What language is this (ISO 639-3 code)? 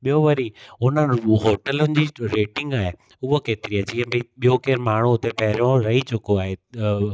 snd